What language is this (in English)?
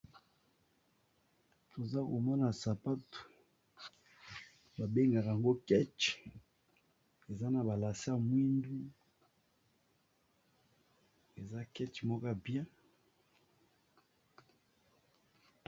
Lingala